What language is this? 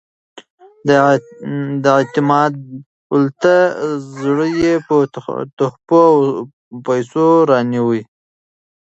Pashto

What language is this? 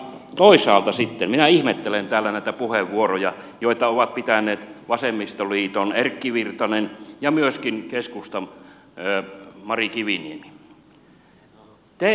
Finnish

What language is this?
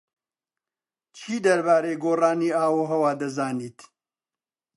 Central Kurdish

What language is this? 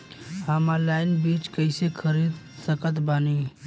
Bhojpuri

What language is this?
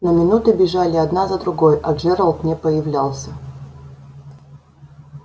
Russian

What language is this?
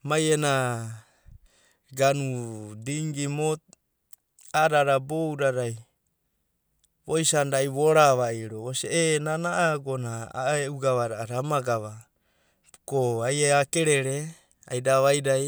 Abadi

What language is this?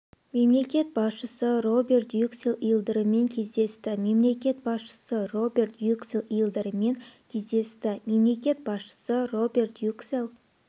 Kazakh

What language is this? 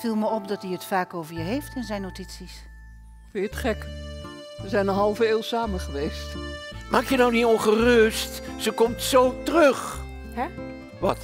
Dutch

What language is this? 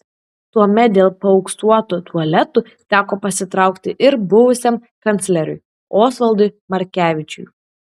Lithuanian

